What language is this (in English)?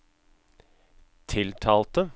Norwegian